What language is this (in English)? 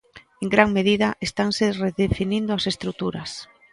Galician